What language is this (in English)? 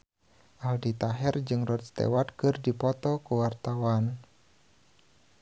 Sundanese